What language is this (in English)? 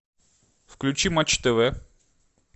Russian